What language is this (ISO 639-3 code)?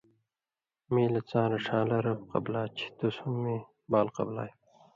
mvy